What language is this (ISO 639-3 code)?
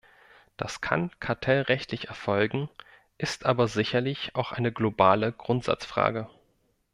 deu